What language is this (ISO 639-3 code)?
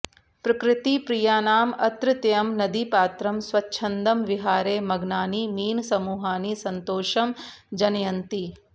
san